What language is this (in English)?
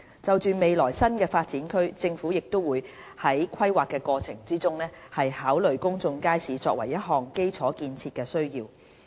Cantonese